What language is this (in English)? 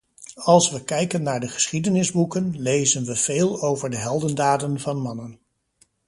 Dutch